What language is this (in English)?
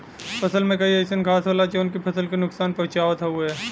Bhojpuri